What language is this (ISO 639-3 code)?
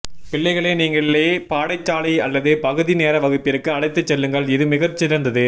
tam